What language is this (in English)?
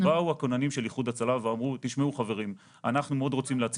Hebrew